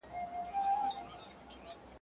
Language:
Pashto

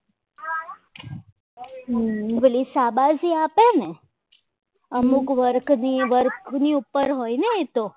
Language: Gujarati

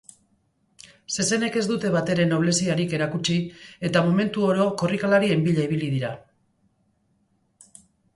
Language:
Basque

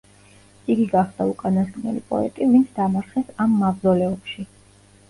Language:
Georgian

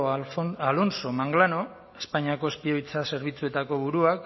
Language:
Basque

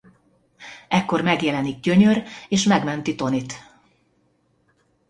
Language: Hungarian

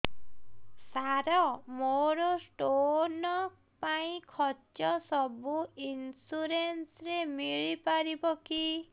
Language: Odia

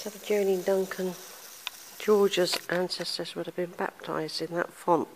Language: English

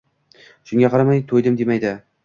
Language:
Uzbek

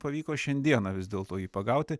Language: Lithuanian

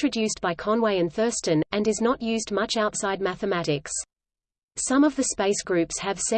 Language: English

